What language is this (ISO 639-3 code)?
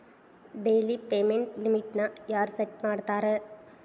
kan